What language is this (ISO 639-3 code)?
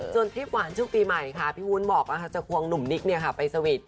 tha